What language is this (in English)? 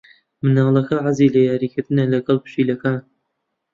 Central Kurdish